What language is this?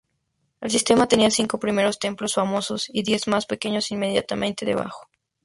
Spanish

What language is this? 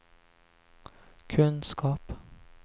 Swedish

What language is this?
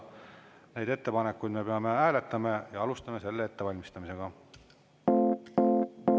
Estonian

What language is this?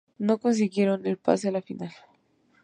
Spanish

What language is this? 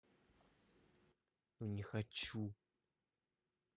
Russian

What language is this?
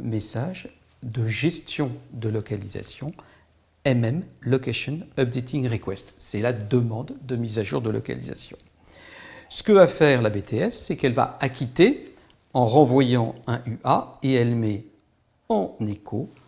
French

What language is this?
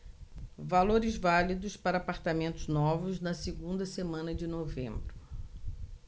Portuguese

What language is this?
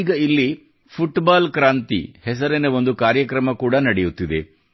Kannada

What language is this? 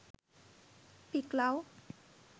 Sinhala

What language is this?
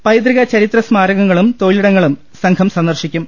Malayalam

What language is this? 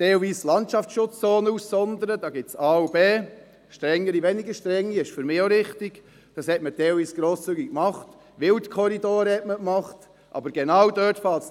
Swiss German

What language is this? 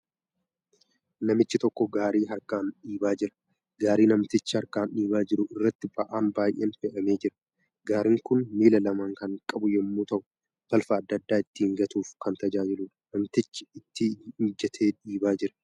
Oromo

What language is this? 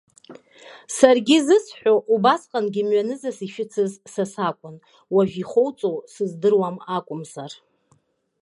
Abkhazian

